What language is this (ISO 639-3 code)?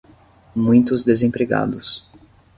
por